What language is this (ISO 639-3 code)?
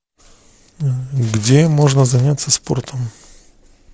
rus